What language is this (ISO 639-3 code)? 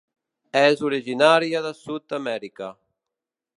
cat